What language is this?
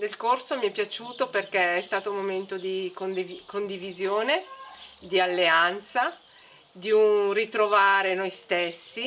Italian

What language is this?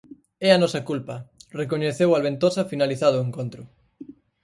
Galician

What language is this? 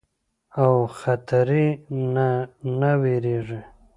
Pashto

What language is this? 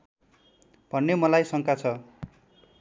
Nepali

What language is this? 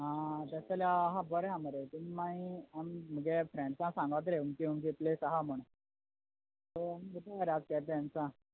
Konkani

